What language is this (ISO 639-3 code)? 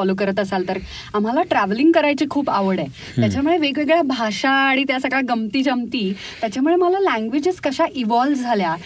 mar